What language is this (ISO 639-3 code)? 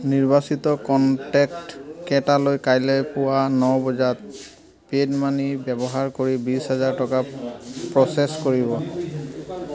asm